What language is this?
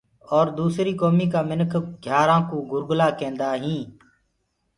Gurgula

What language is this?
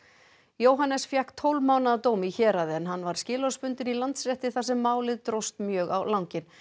Icelandic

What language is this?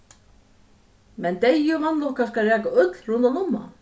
Faroese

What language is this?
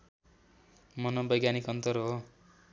Nepali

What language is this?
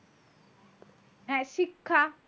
Bangla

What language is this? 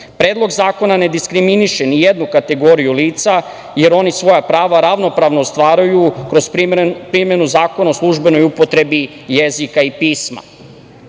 Serbian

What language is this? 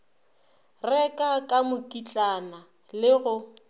Northern Sotho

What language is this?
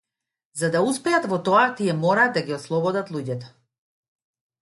Macedonian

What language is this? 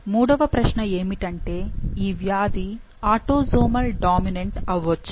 Telugu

